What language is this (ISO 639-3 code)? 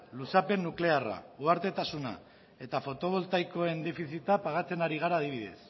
eus